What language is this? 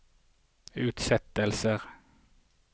Norwegian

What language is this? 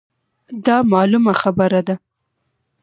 Pashto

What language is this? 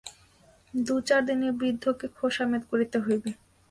Bangla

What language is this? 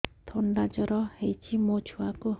Odia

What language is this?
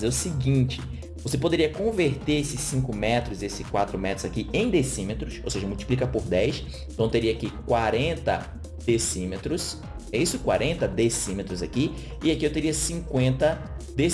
Portuguese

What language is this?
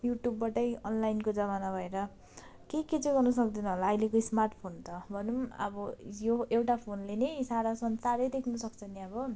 Nepali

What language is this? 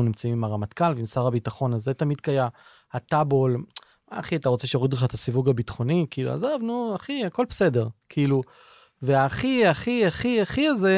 Hebrew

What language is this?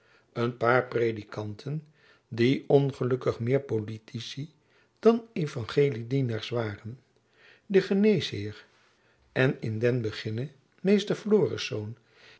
Dutch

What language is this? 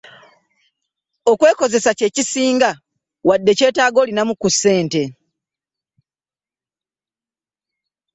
Ganda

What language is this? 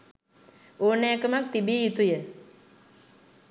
Sinhala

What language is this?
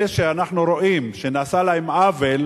Hebrew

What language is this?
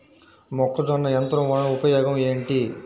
Telugu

